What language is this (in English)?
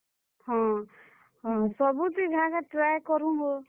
Odia